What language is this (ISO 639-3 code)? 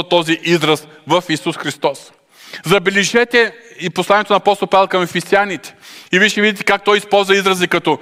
bul